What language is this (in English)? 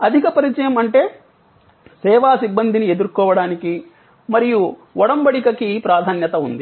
Telugu